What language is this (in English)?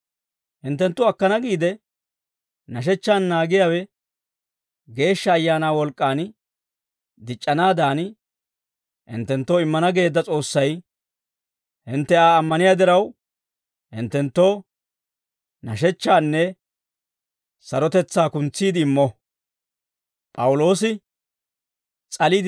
Dawro